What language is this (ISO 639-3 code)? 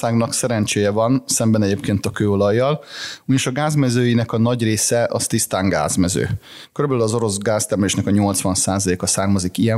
hun